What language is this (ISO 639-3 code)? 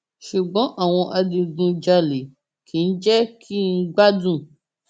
yor